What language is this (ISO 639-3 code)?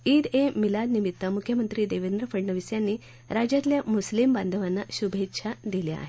mar